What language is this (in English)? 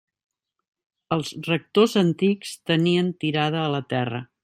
Catalan